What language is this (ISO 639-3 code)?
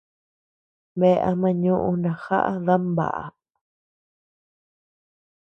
cux